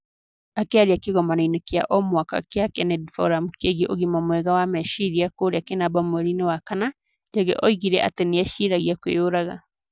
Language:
Kikuyu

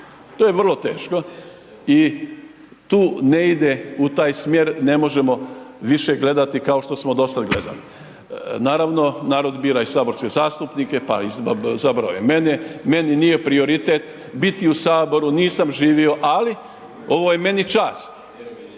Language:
Croatian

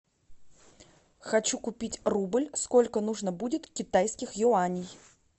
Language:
Russian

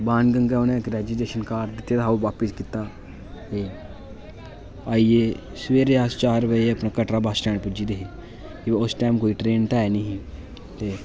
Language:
Dogri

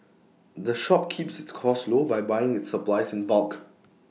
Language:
English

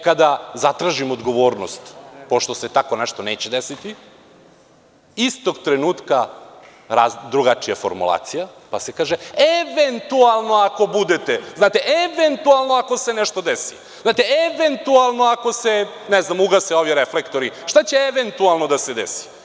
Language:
Serbian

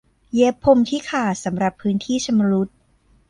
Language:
Thai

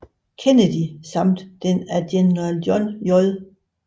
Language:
Danish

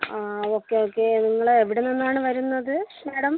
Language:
Malayalam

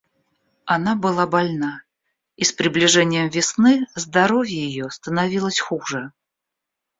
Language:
Russian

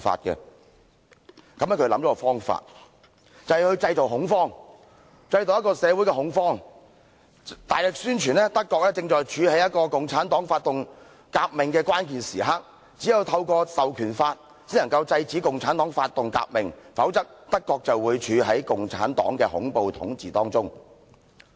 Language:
Cantonese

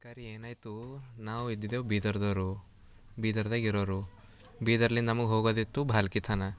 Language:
Kannada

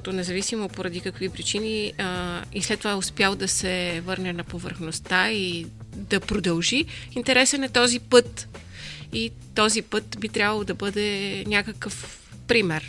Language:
Bulgarian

